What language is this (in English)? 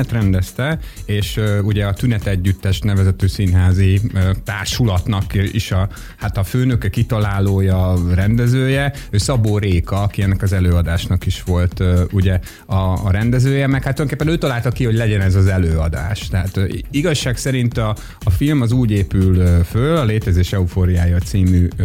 Hungarian